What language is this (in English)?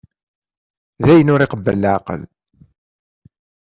Kabyle